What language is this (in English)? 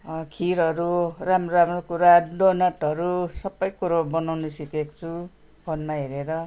Nepali